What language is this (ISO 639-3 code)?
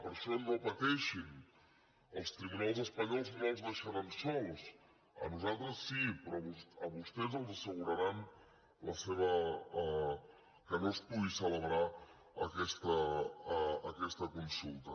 cat